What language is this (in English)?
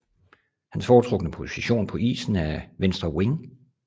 Danish